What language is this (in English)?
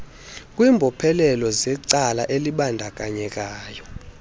Xhosa